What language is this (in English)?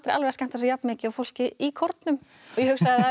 Icelandic